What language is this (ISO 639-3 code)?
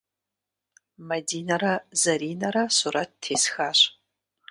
kbd